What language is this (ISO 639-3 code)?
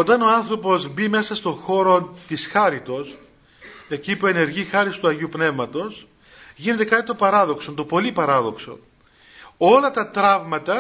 ell